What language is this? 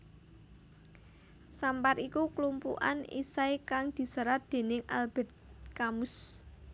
Javanese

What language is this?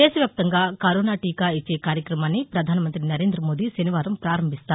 Telugu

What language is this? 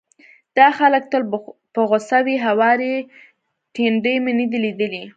Pashto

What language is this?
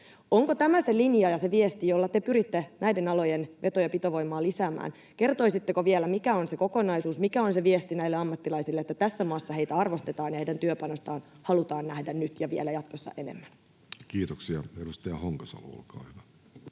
Finnish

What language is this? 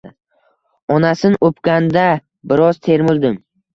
Uzbek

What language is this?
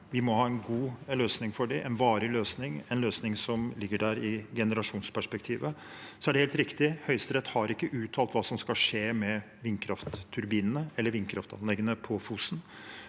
Norwegian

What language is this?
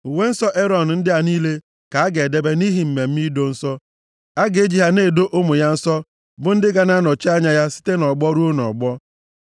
Igbo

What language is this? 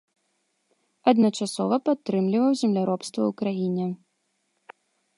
Belarusian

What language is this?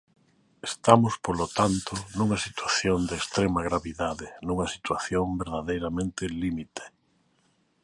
Galician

